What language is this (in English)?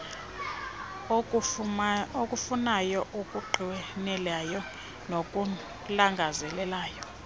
Xhosa